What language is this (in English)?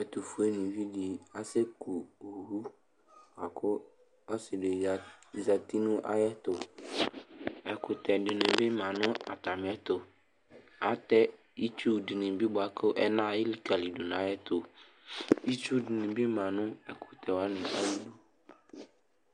Ikposo